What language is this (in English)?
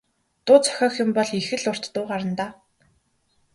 Mongolian